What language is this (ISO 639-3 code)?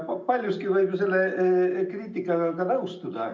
est